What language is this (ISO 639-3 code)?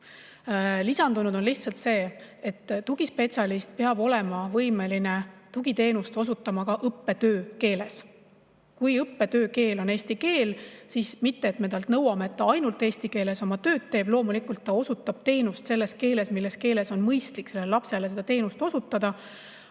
est